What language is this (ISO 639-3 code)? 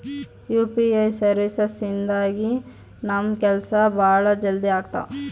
kan